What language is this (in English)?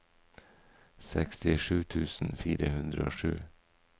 Norwegian